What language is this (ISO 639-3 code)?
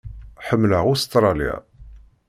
kab